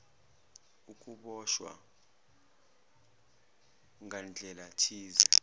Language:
Zulu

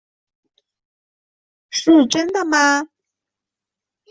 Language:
Chinese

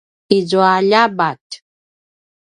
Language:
Paiwan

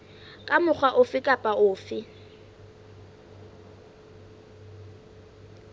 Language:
Southern Sotho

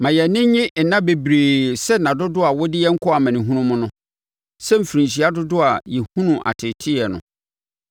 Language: Akan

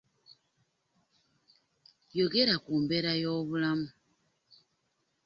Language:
Ganda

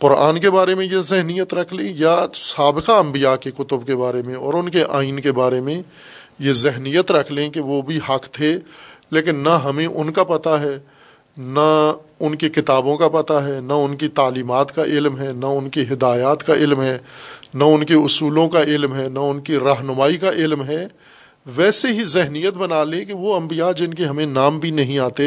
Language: Urdu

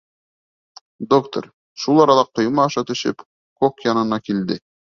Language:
Bashkir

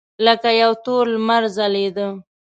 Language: Pashto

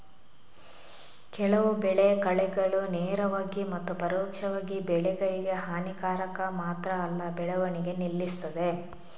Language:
Kannada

